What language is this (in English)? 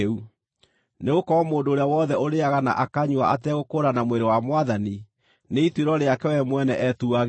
Kikuyu